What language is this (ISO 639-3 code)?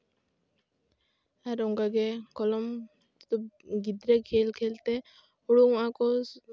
sat